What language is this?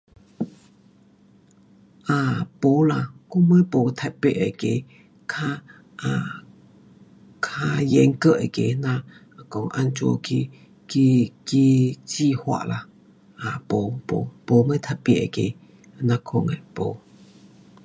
Pu-Xian Chinese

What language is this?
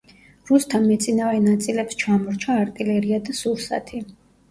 Georgian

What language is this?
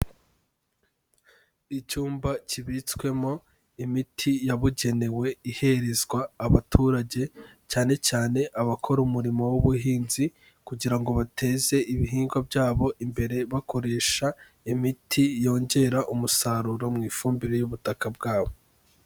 Kinyarwanda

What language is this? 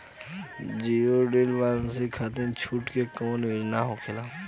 Bhojpuri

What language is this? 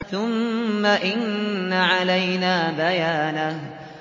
Arabic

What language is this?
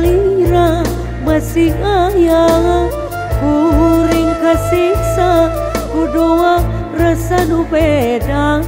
Indonesian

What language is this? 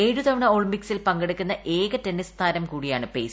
Malayalam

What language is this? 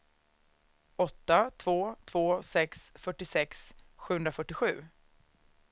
Swedish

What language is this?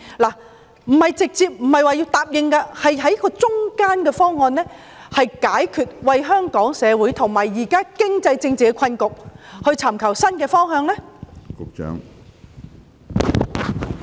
Cantonese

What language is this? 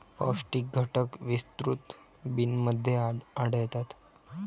Marathi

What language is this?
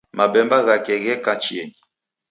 Taita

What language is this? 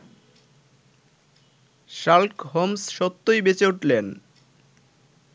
Bangla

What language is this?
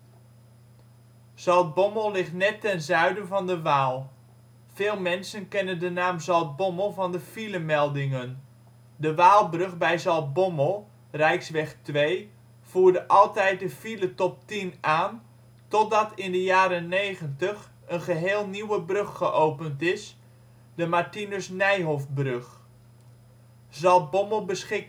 Dutch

